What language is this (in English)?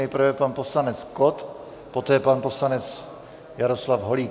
Czech